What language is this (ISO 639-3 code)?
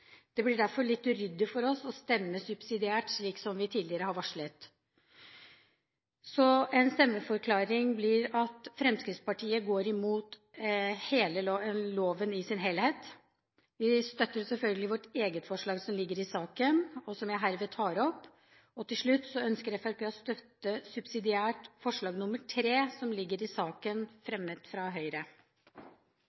nob